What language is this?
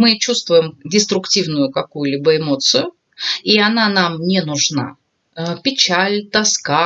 Russian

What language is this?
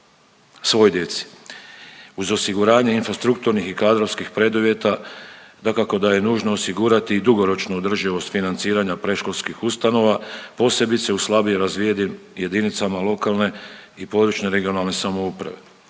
Croatian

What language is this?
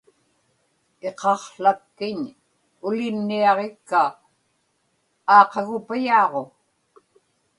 Inupiaq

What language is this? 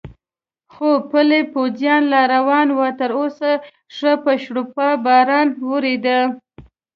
Pashto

